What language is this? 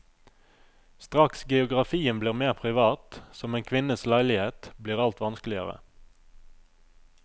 Norwegian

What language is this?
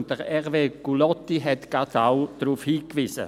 Swiss German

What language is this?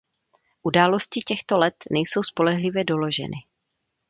Czech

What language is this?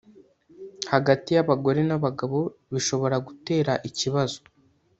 Kinyarwanda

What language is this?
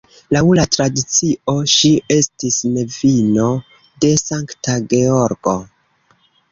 Esperanto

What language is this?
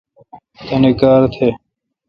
Kalkoti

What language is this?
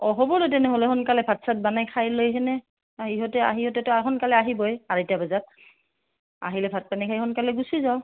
Assamese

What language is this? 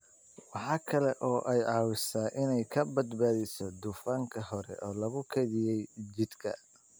Somali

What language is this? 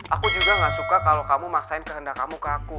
Indonesian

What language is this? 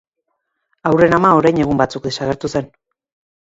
Basque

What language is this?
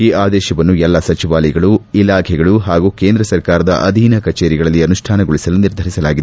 Kannada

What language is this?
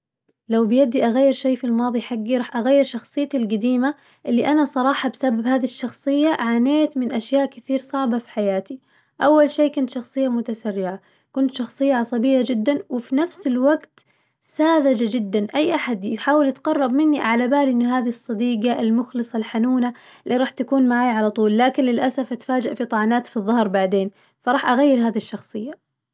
Najdi Arabic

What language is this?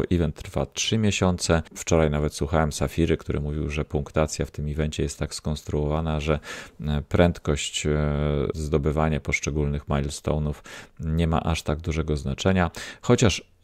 Polish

